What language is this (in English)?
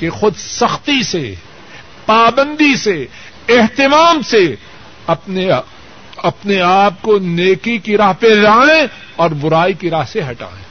Urdu